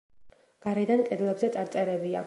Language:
Georgian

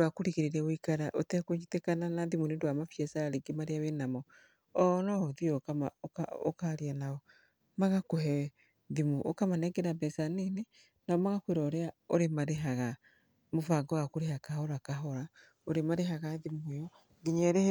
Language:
Kikuyu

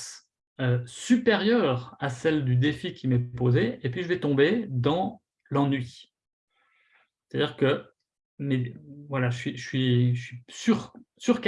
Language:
French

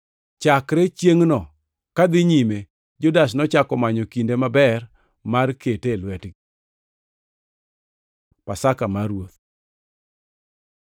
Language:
Luo (Kenya and Tanzania)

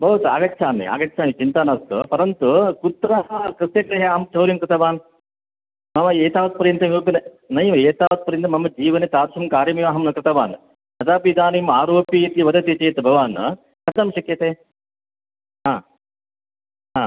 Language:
Sanskrit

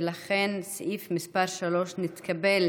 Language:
Hebrew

